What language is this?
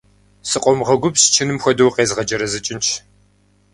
Kabardian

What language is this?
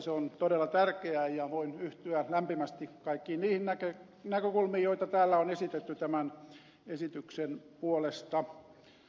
Finnish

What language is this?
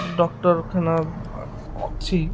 Odia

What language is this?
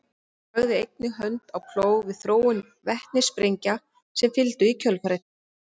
Icelandic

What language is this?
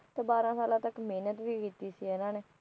Punjabi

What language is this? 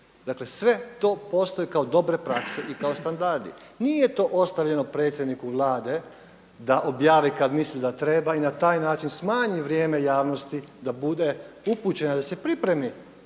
Croatian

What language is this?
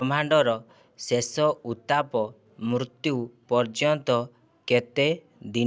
Odia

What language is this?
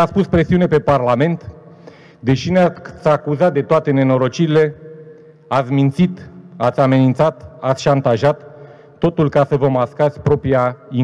Romanian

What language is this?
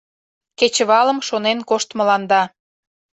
Mari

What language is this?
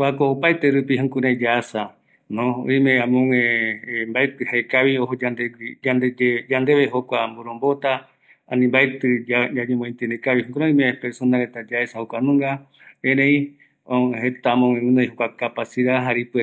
Eastern Bolivian Guaraní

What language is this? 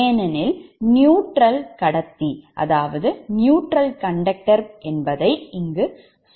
Tamil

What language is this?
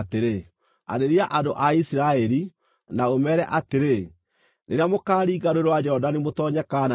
Kikuyu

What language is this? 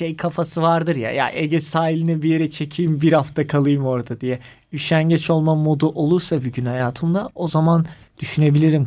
Turkish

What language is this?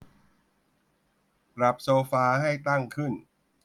Thai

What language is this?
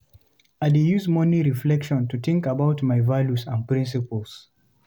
Nigerian Pidgin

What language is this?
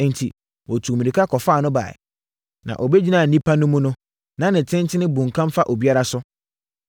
Akan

